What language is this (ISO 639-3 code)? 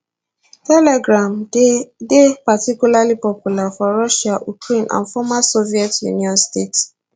pcm